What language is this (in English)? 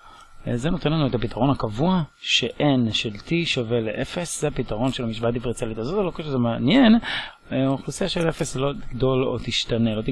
Hebrew